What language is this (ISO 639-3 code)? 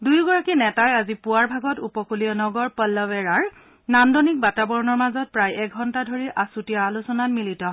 asm